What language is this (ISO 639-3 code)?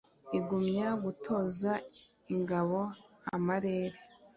kin